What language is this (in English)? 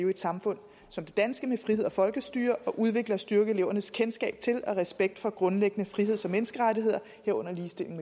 Danish